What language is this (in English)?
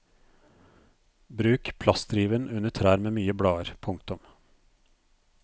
Norwegian